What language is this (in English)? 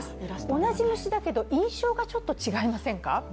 Japanese